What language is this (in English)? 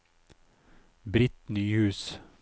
Norwegian